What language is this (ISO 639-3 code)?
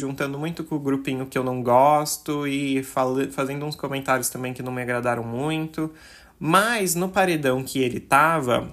por